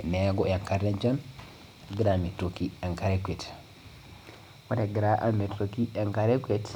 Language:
Masai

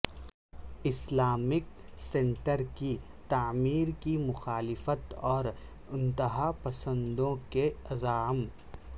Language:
Urdu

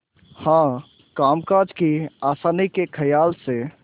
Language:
Hindi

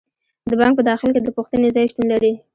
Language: Pashto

